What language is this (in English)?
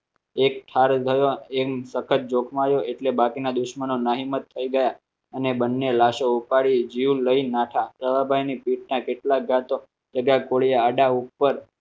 Gujarati